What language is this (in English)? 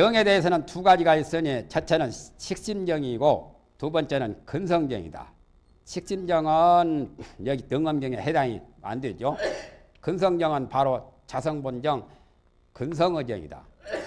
Korean